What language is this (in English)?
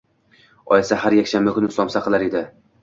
Uzbek